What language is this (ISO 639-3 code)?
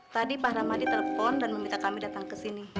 ind